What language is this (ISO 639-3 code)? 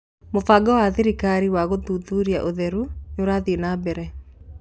kik